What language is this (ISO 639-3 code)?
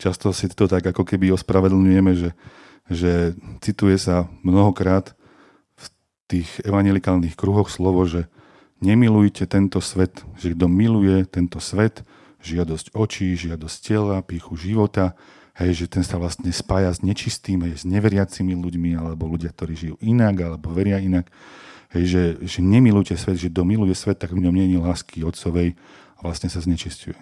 slk